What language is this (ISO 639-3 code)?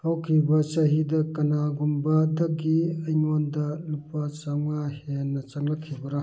mni